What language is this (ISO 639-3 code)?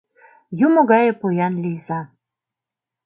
chm